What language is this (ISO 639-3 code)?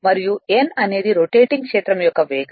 tel